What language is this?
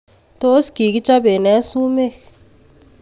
Kalenjin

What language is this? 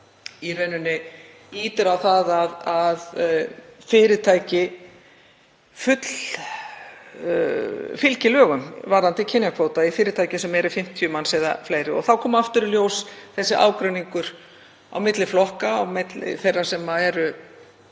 Icelandic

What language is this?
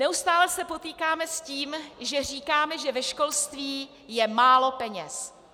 Czech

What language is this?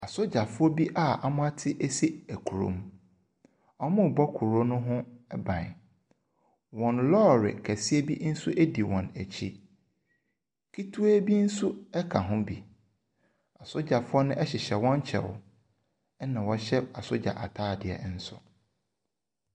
Akan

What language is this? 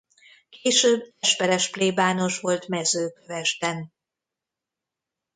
Hungarian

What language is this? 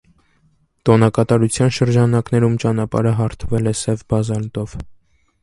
Armenian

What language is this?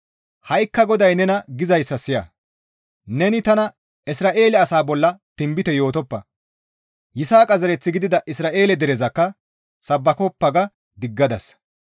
Gamo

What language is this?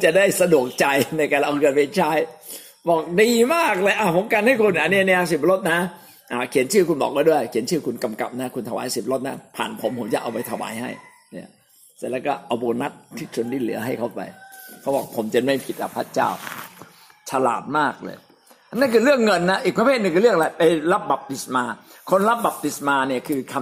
Thai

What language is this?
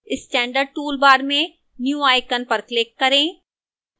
Hindi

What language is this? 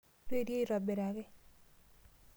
Masai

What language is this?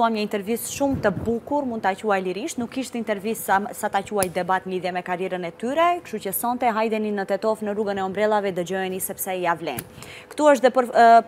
Romanian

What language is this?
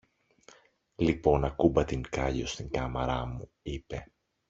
Greek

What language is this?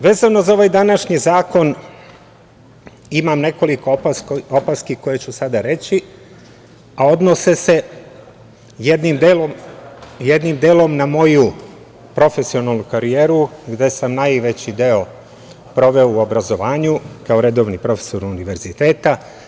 Serbian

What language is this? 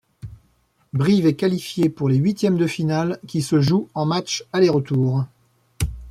French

